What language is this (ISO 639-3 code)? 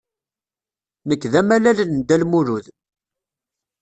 kab